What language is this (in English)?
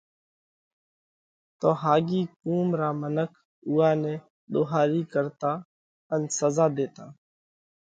Parkari Koli